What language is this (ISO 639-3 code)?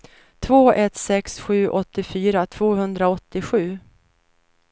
swe